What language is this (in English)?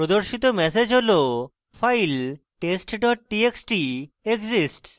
Bangla